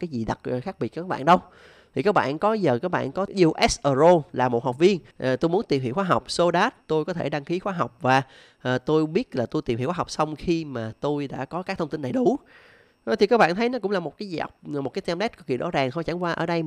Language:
Vietnamese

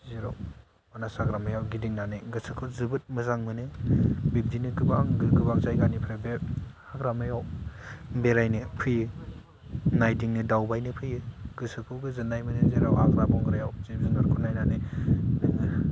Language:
Bodo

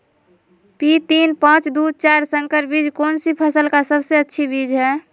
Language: Magahi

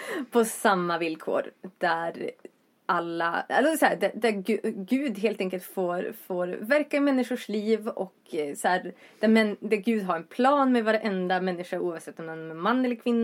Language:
Swedish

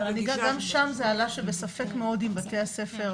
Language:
Hebrew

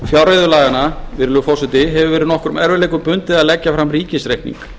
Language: Icelandic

